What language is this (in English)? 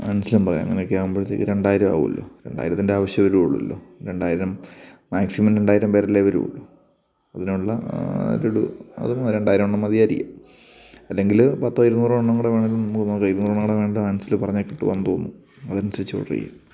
Malayalam